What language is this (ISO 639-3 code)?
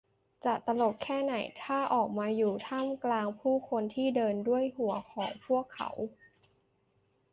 tha